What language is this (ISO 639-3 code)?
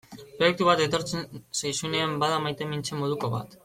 eus